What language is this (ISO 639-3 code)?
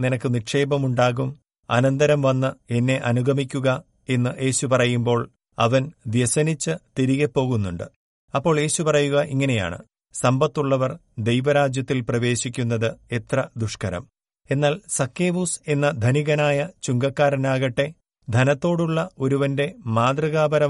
mal